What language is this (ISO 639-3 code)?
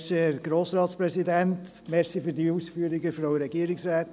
gsw